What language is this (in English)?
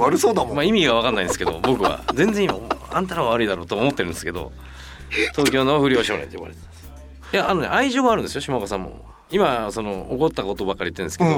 Japanese